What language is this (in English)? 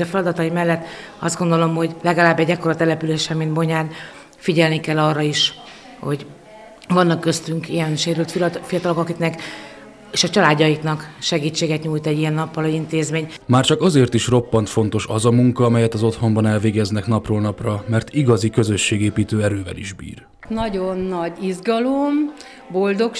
Hungarian